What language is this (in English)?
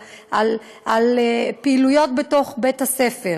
Hebrew